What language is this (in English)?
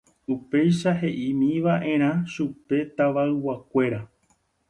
Guarani